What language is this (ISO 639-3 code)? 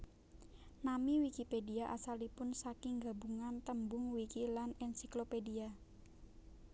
jav